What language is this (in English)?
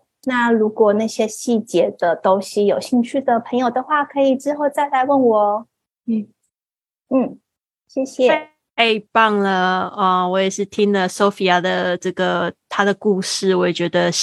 Chinese